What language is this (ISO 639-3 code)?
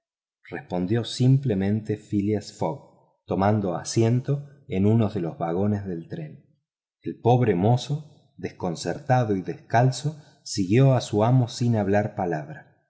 spa